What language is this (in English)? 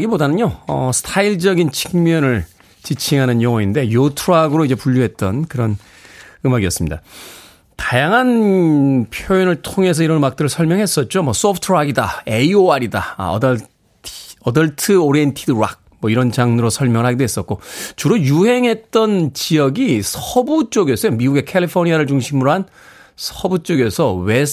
Korean